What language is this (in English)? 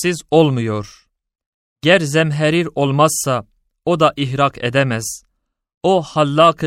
Turkish